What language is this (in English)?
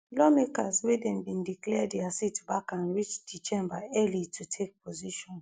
Nigerian Pidgin